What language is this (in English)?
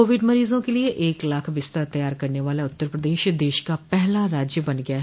Hindi